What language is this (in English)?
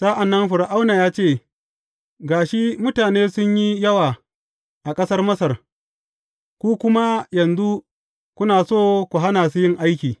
Hausa